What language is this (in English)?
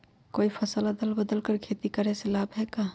Magahi